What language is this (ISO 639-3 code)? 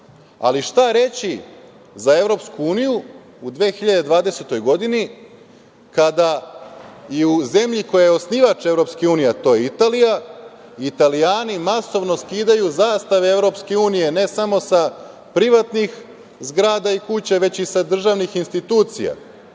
srp